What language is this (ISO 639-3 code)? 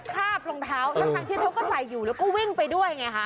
tha